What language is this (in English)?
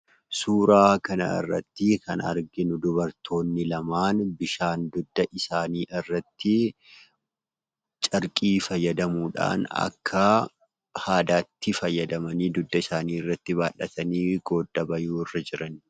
Oromo